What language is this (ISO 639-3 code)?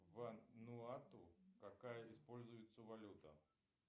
rus